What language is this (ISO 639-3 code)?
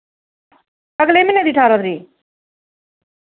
doi